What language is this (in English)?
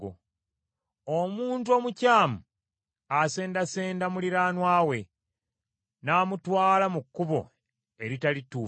Ganda